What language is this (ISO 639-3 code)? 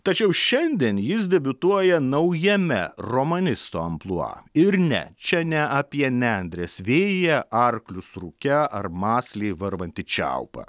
lit